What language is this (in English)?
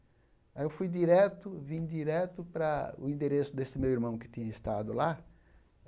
Portuguese